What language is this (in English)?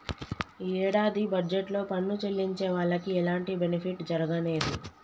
Telugu